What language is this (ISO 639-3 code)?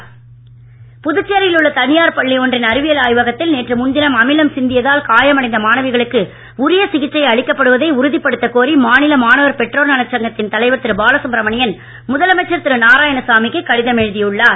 tam